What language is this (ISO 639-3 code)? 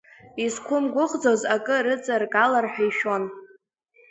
abk